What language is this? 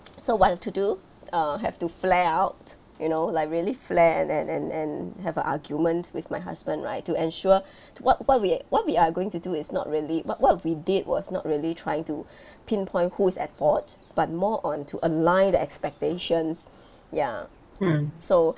English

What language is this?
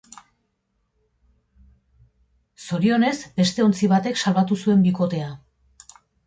Basque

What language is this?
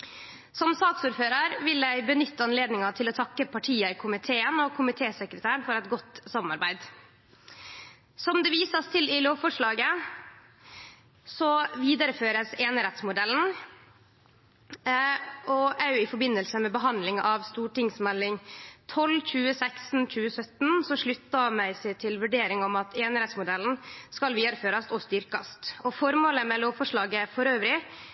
Norwegian Nynorsk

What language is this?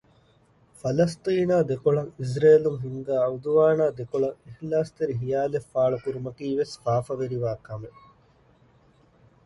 Divehi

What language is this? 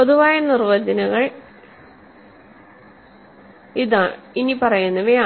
Malayalam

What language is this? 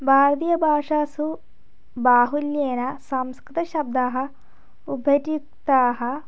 Sanskrit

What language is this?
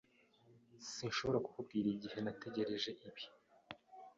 Kinyarwanda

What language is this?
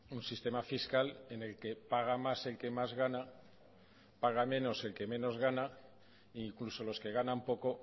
Spanish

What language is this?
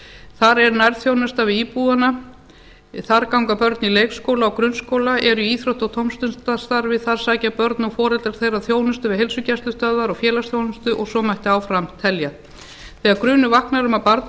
Icelandic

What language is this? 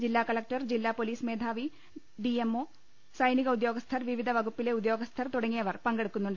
Malayalam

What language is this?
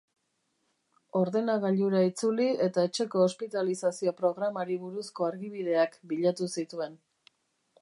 Basque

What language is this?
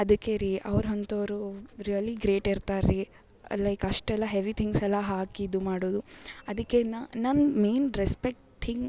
Kannada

